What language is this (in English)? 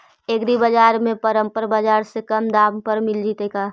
Magahi